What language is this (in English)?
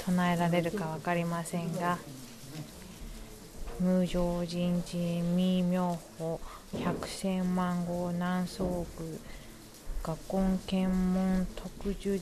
Japanese